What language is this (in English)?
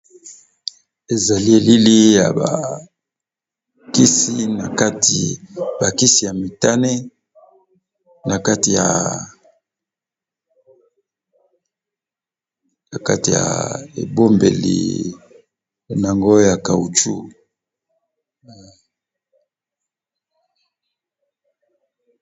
Lingala